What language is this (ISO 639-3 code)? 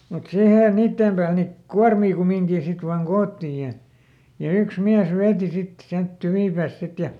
fin